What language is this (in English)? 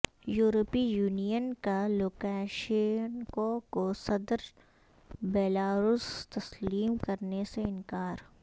Urdu